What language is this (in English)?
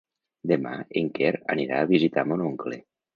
Catalan